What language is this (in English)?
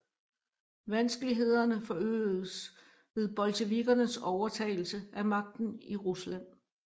Danish